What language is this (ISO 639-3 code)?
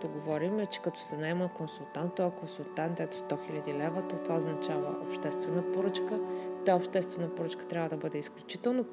bul